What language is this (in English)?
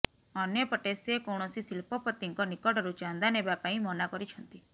Odia